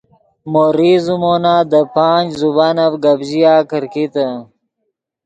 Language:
Yidgha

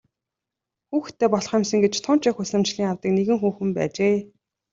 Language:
Mongolian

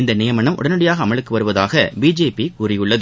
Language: Tamil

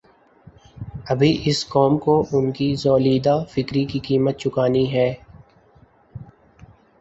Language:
Urdu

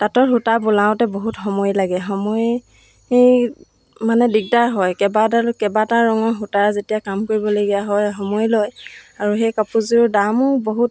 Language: Assamese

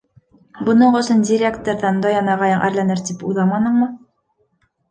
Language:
Bashkir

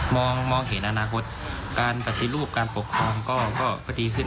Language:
Thai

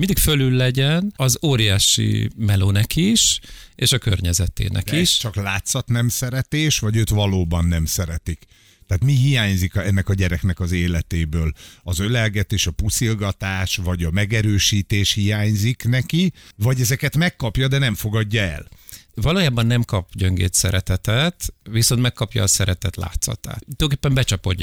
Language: Hungarian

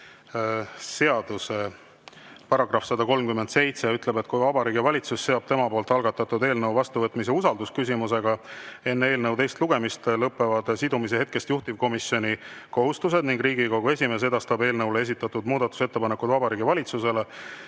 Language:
Estonian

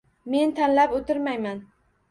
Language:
Uzbek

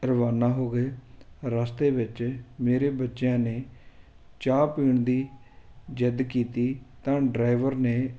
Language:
Punjabi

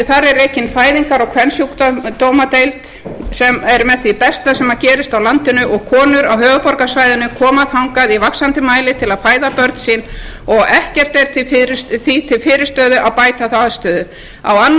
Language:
Icelandic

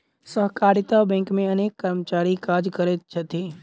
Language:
Maithili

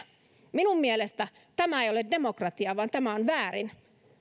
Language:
Finnish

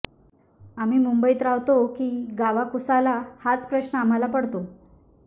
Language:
Marathi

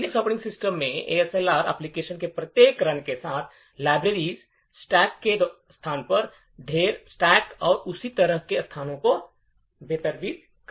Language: Hindi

